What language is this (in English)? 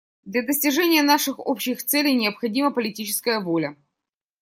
Russian